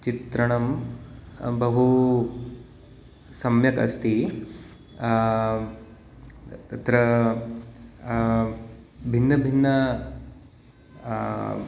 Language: Sanskrit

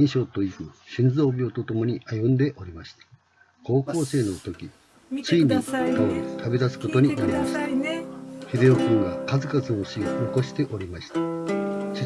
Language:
Japanese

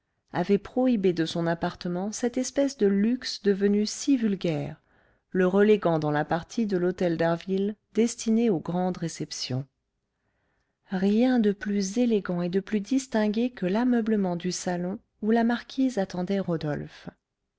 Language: French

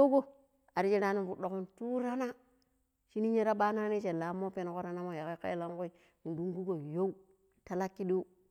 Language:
Pero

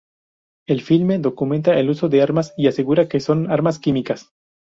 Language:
Spanish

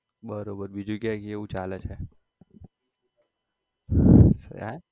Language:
Gujarati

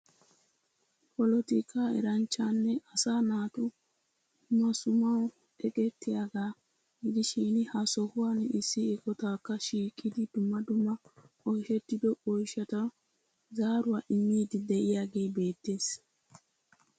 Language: Wolaytta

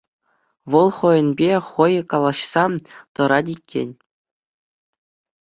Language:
Chuvash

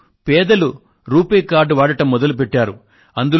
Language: Telugu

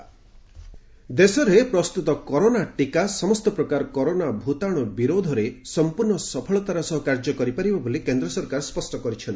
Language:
Odia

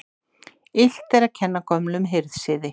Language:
Icelandic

